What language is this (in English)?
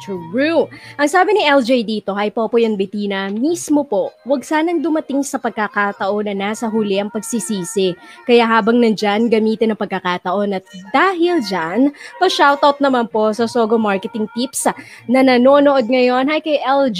Filipino